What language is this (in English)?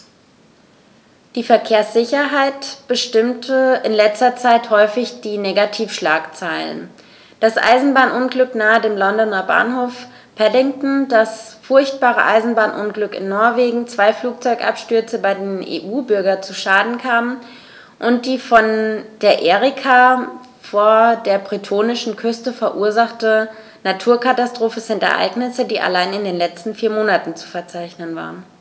German